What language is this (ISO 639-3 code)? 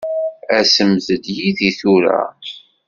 kab